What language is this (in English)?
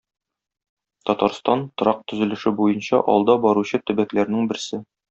Tatar